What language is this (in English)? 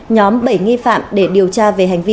Vietnamese